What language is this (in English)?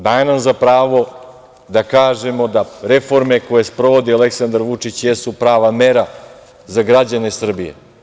Serbian